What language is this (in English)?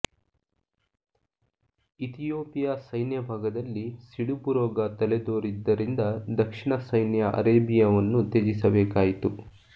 Kannada